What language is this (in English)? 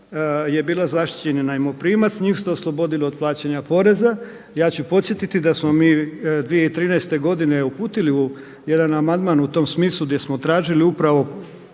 Croatian